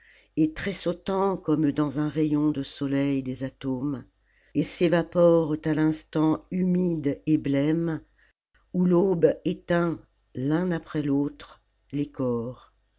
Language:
French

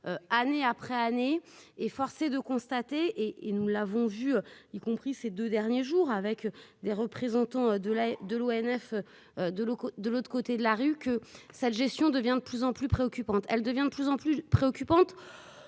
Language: French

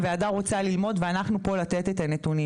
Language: Hebrew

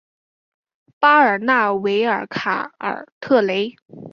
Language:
Chinese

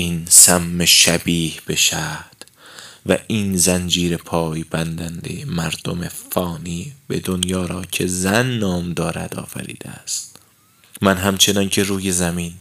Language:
Persian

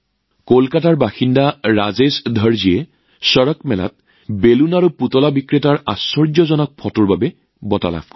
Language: Assamese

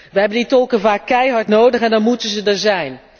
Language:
Dutch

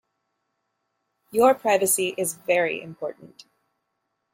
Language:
English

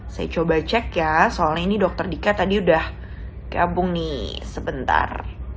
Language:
Indonesian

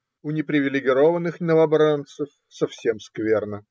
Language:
Russian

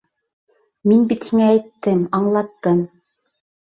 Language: Bashkir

